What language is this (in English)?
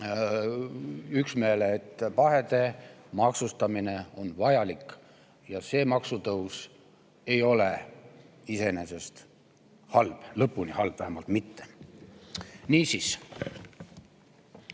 Estonian